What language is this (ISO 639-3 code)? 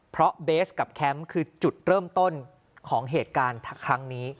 tha